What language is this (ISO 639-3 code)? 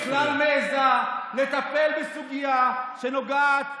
heb